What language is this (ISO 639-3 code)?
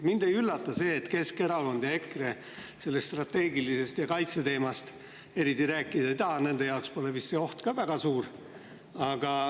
est